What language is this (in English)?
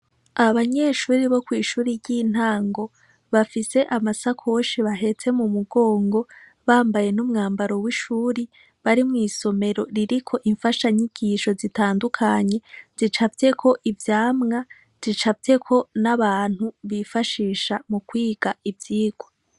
Rundi